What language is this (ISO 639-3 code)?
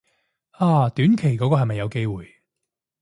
yue